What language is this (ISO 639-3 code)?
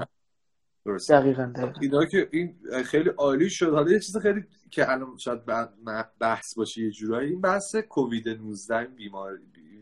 fas